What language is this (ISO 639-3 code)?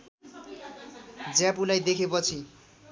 nep